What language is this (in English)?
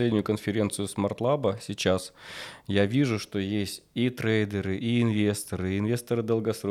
Russian